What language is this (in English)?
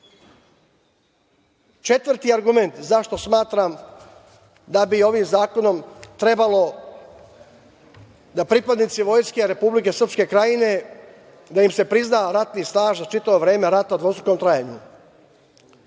Serbian